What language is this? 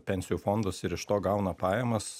Lithuanian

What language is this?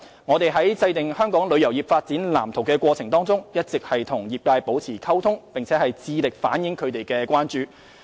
Cantonese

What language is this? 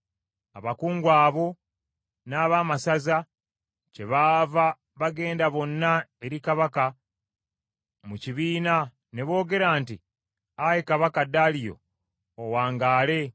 Ganda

